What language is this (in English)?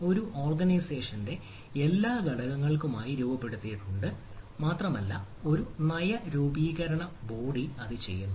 Malayalam